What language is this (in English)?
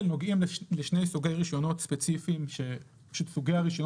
Hebrew